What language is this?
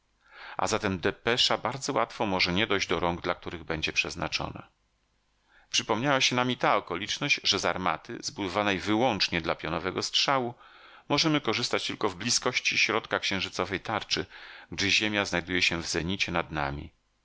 Polish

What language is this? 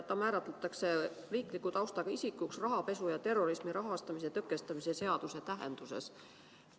Estonian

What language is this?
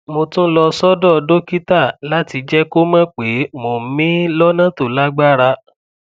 Yoruba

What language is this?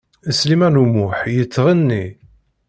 Kabyle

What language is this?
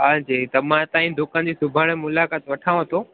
Sindhi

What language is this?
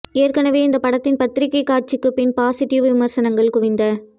Tamil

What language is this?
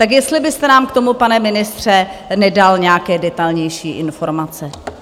Czech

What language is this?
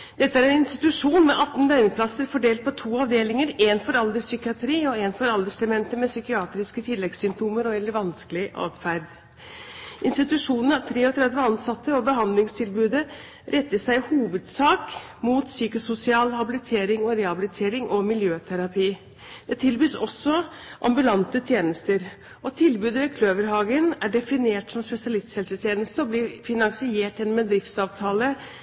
Norwegian Bokmål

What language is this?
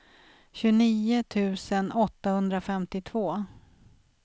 Swedish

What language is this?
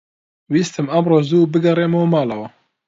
Central Kurdish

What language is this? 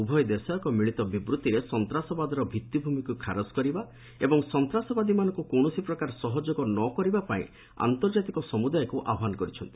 Odia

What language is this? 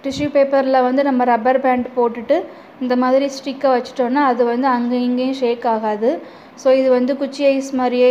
Hindi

